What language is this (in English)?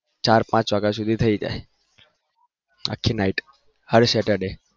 Gujarati